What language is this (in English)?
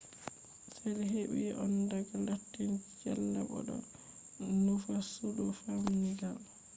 Fula